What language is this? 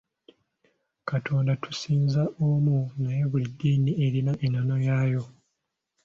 Ganda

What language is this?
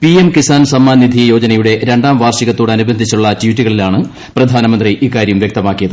Malayalam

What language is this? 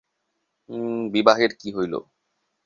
Bangla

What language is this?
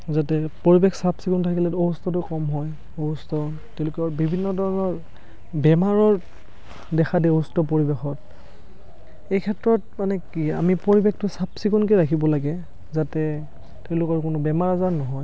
Assamese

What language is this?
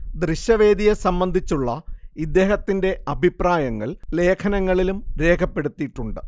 Malayalam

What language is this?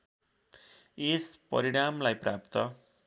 Nepali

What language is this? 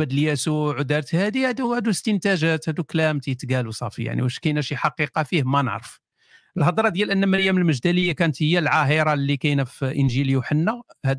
Arabic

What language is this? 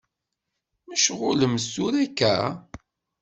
Kabyle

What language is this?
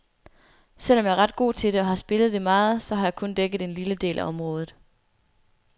Danish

